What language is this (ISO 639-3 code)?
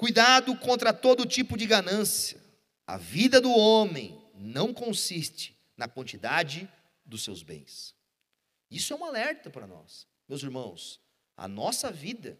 por